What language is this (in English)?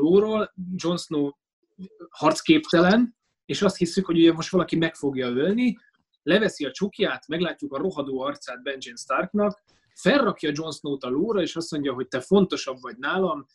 Hungarian